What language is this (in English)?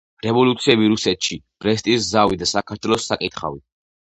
Georgian